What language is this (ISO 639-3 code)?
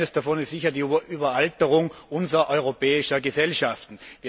deu